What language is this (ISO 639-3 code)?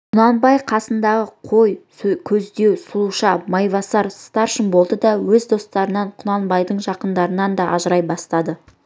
kaz